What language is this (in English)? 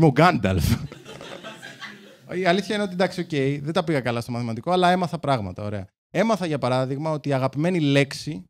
Greek